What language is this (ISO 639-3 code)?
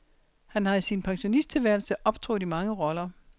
dan